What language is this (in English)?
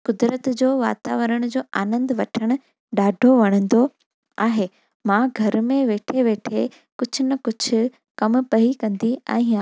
Sindhi